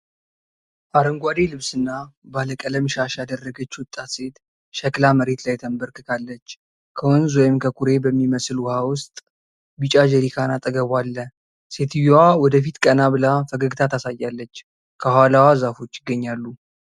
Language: Amharic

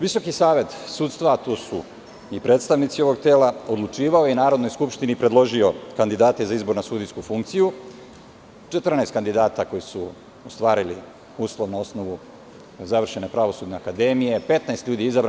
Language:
Serbian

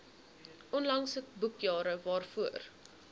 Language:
Afrikaans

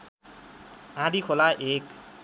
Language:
Nepali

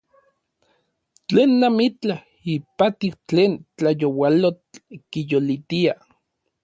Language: Orizaba Nahuatl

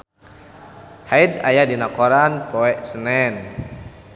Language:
Sundanese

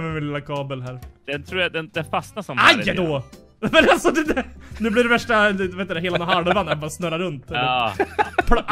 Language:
Swedish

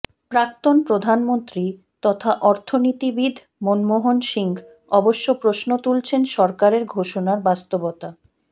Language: Bangla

